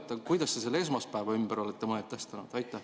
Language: Estonian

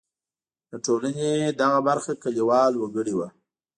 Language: Pashto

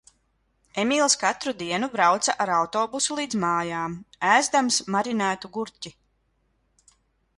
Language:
Latvian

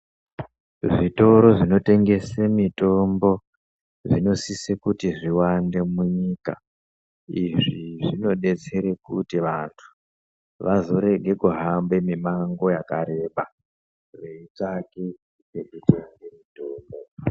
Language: Ndau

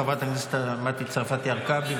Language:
Hebrew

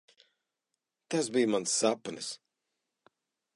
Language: Latvian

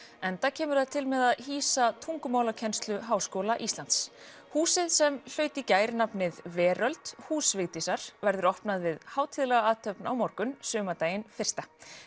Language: Icelandic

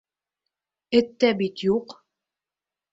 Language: Bashkir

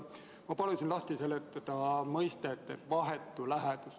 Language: Estonian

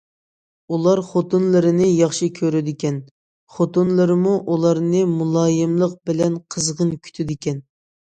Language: Uyghur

